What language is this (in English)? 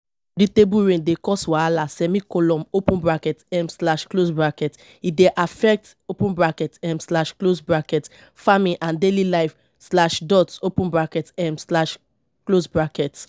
Nigerian Pidgin